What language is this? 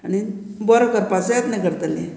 Konkani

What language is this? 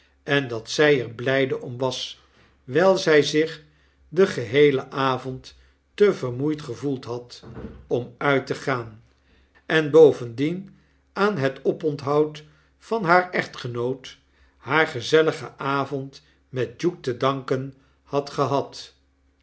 Dutch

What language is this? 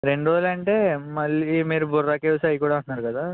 Telugu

